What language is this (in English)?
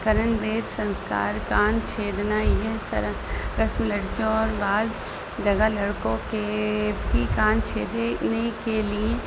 Urdu